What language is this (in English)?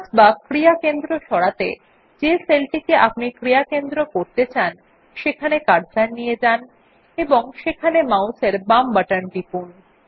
Bangla